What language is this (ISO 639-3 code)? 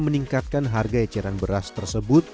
ind